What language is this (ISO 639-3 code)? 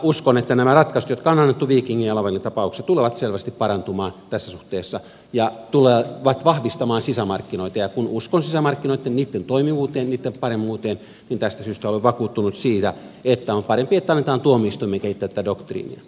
fin